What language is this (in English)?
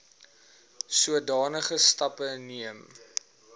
Afrikaans